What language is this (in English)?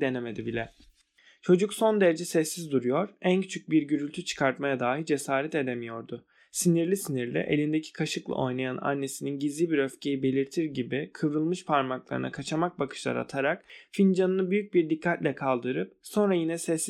Turkish